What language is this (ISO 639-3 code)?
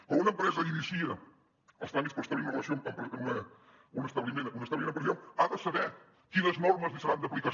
cat